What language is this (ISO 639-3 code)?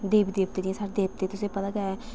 doi